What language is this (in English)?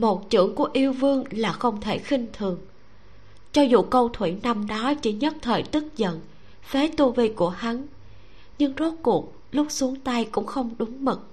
Vietnamese